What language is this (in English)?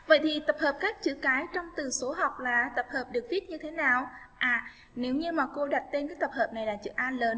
Vietnamese